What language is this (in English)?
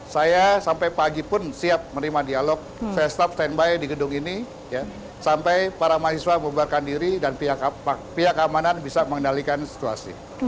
Indonesian